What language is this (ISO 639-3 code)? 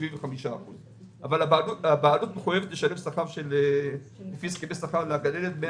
heb